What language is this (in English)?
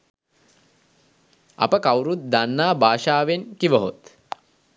Sinhala